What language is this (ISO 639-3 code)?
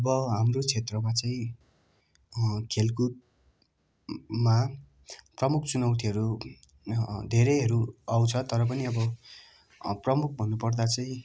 nep